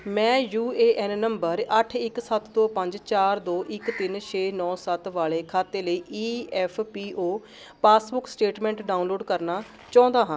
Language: Punjabi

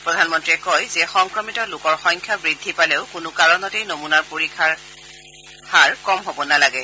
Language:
Assamese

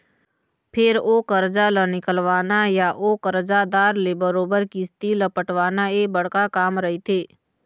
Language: Chhattisgarhi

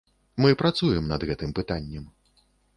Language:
Belarusian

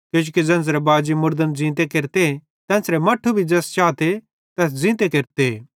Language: Bhadrawahi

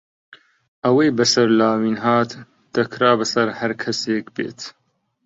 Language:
Central Kurdish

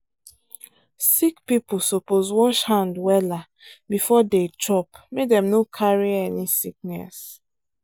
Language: Nigerian Pidgin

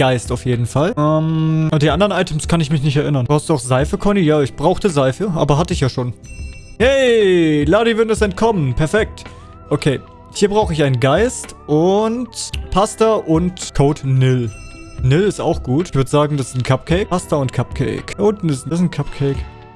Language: German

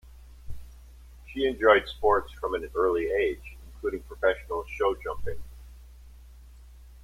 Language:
English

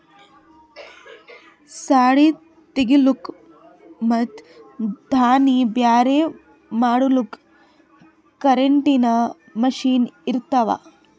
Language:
Kannada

